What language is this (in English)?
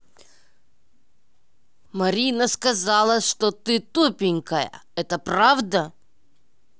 Russian